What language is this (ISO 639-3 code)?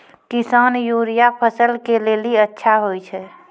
mai